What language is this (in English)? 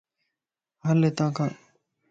Lasi